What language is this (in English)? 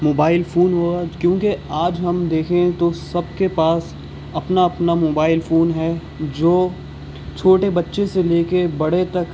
Urdu